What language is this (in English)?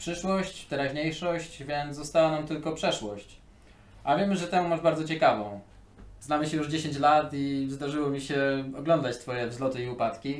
Polish